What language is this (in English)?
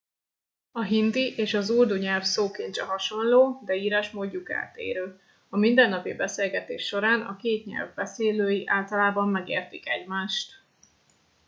Hungarian